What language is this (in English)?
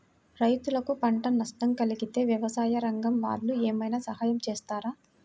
Telugu